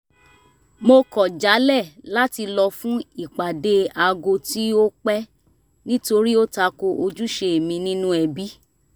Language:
Yoruba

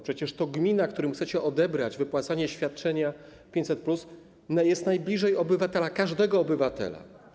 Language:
Polish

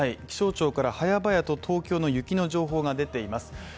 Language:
Japanese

